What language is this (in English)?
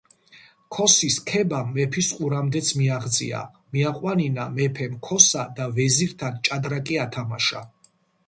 Georgian